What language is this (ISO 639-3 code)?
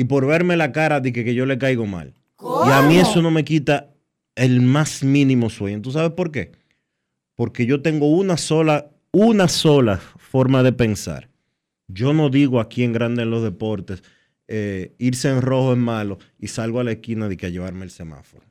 spa